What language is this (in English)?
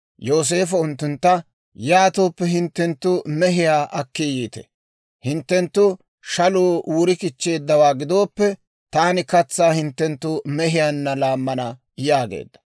Dawro